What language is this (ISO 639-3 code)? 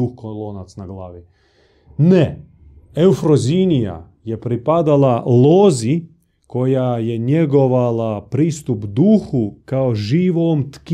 hrv